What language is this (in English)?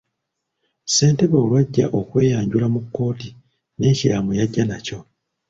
Ganda